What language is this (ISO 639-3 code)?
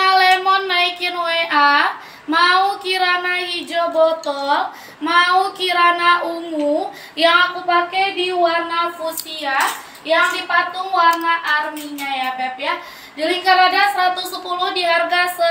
ind